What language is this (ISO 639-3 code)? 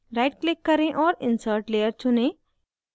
hin